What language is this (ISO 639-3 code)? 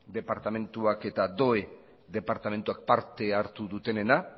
eus